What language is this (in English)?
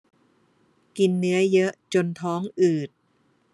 Thai